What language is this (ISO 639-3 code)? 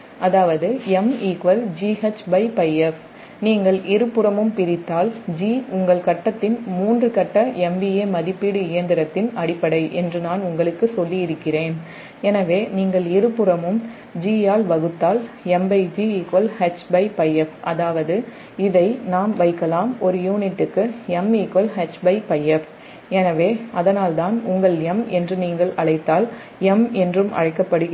tam